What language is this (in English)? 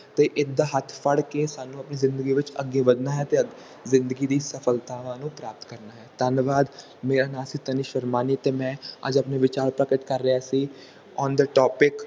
Punjabi